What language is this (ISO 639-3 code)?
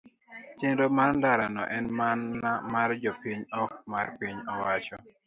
luo